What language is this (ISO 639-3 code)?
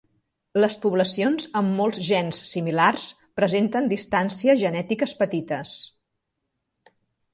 cat